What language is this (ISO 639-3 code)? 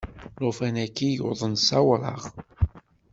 kab